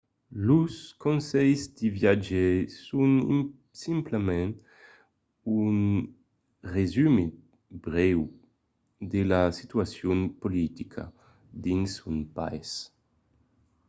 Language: Occitan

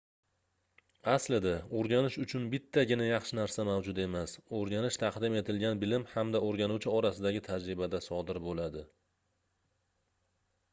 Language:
Uzbek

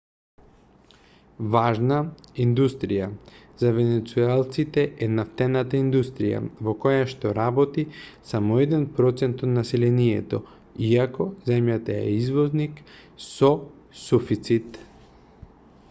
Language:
Macedonian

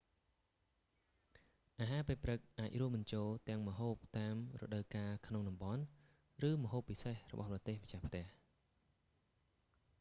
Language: Khmer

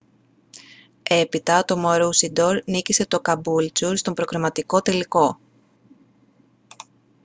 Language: Greek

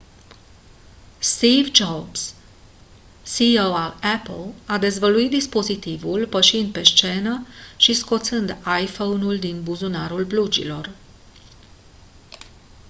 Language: Romanian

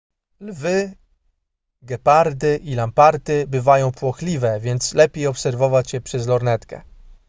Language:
Polish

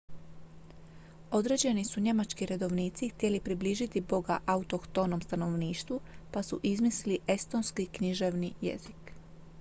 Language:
Croatian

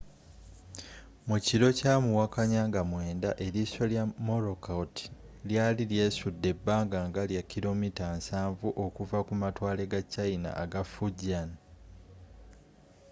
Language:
Ganda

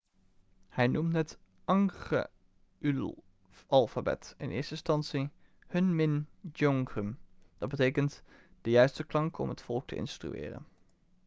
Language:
Dutch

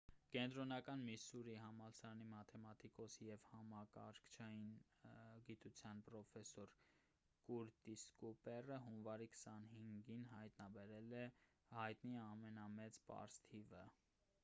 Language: Armenian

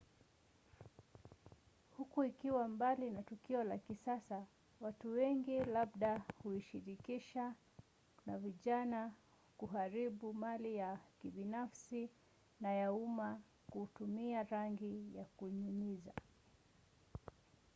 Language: Swahili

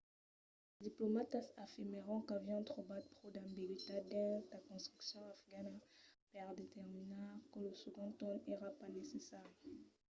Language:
Occitan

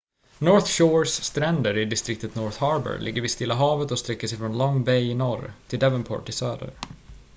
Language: Swedish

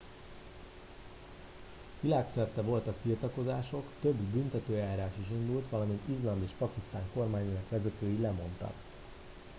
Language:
Hungarian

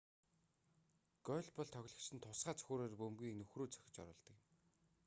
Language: Mongolian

